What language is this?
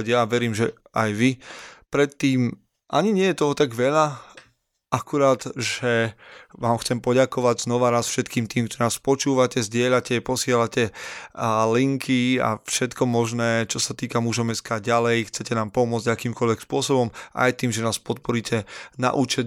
Slovak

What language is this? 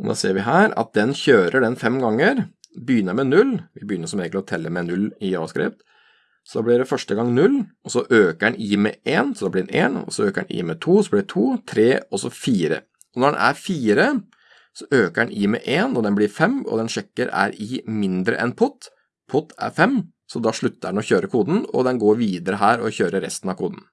Norwegian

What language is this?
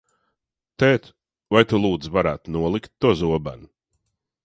Latvian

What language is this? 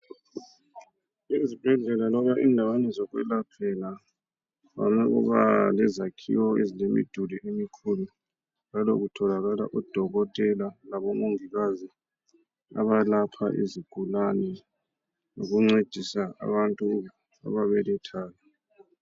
North Ndebele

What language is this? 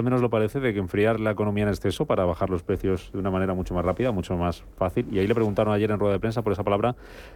Spanish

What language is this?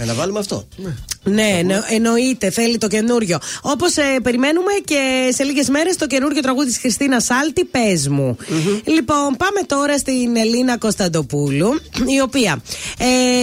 Greek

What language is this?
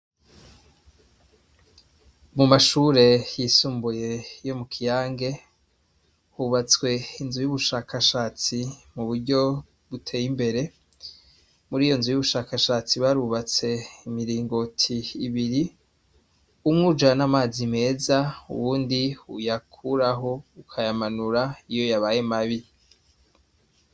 Rundi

